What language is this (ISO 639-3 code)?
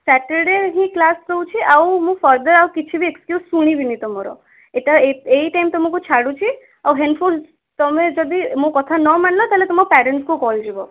ori